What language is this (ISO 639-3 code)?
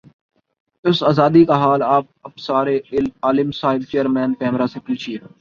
urd